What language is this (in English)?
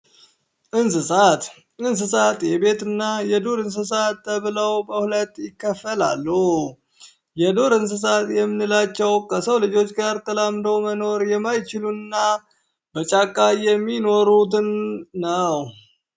Amharic